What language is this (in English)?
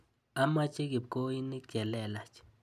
Kalenjin